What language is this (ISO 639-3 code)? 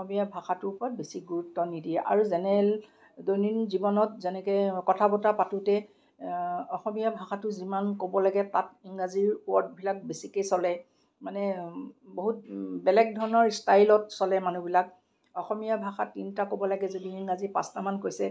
asm